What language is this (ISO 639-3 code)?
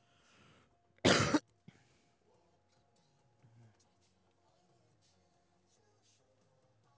zho